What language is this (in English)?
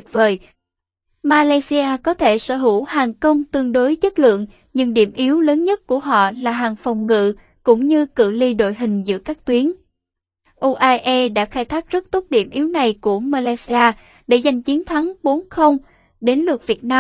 Vietnamese